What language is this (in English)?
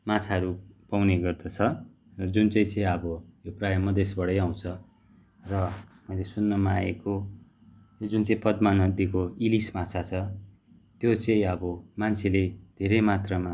Nepali